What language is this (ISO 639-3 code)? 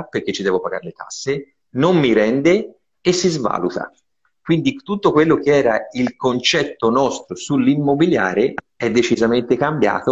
ita